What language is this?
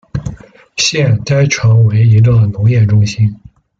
Chinese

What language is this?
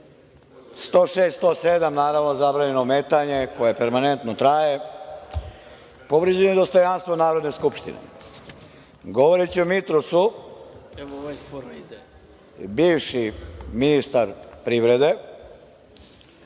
Serbian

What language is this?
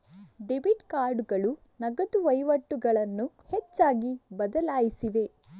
Kannada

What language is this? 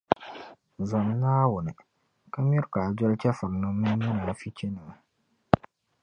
Dagbani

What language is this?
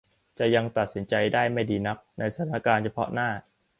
Thai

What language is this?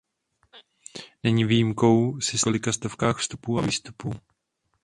Czech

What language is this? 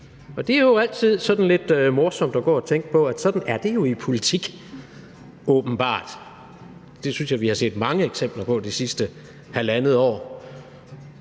Danish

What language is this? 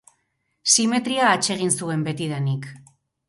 Basque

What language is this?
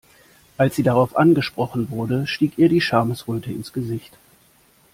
German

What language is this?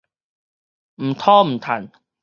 Min Nan Chinese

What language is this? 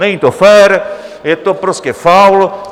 Czech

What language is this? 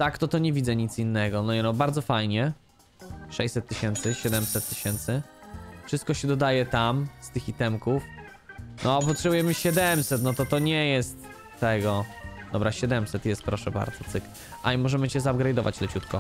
Polish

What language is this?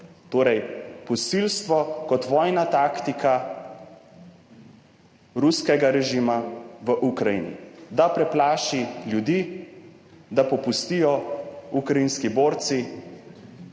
Slovenian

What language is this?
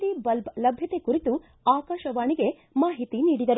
Kannada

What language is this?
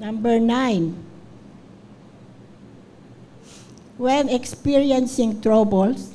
Filipino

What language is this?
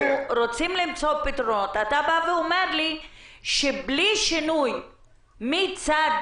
Hebrew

